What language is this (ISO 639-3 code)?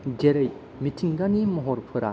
brx